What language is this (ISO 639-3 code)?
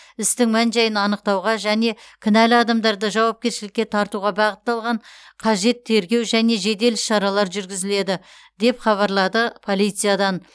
kaz